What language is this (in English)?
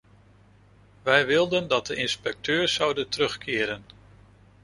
Dutch